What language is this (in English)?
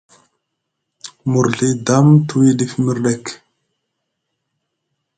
Musgu